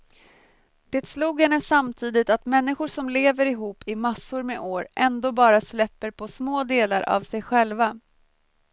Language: Swedish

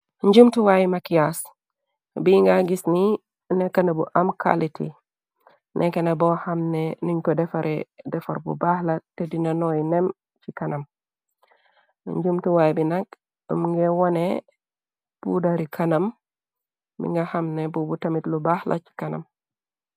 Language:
Wolof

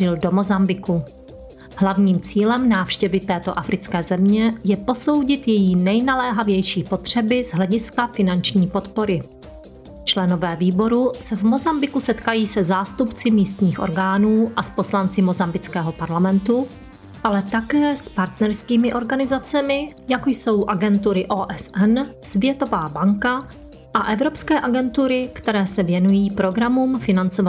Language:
Czech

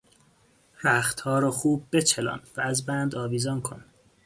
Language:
Persian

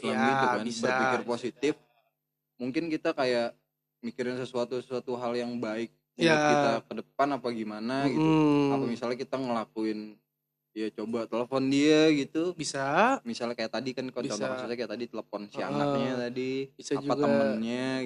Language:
Indonesian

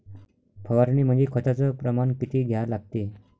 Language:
Marathi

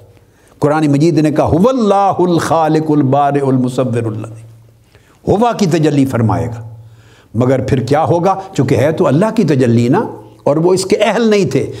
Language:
Urdu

